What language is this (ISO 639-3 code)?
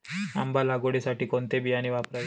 mar